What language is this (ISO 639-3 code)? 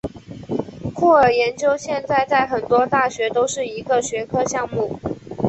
zho